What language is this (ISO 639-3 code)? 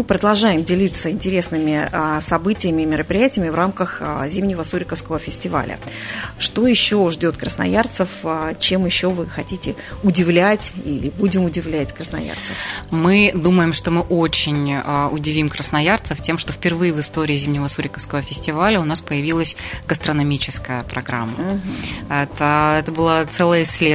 rus